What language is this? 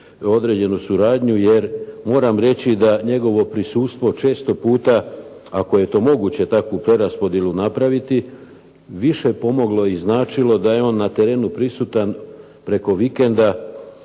Croatian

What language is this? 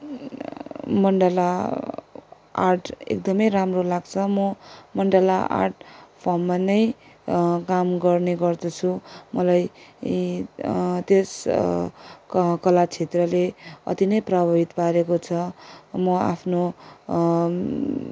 Nepali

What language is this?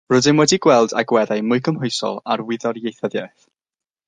Welsh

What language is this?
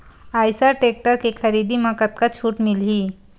Chhattisgarhi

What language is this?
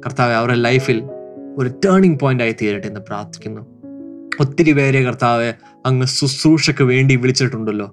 Malayalam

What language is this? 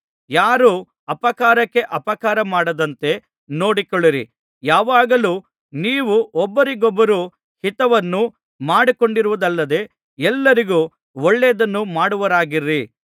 Kannada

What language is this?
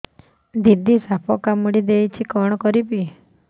Odia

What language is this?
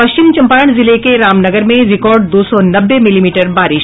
Hindi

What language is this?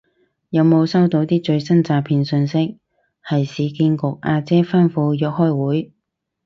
Cantonese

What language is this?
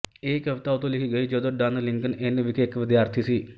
Punjabi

